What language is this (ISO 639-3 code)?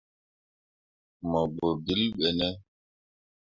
mua